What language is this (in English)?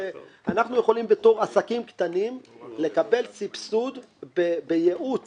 Hebrew